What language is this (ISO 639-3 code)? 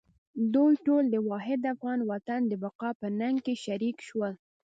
pus